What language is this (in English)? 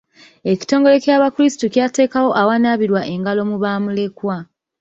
Ganda